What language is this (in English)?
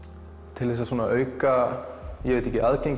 Icelandic